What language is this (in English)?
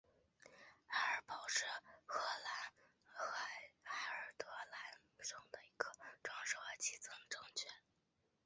Chinese